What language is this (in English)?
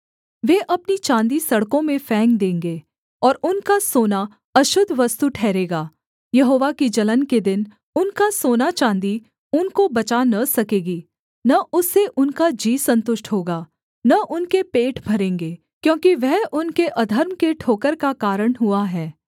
Hindi